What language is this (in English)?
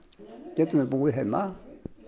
Icelandic